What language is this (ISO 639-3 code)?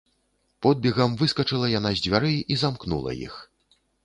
bel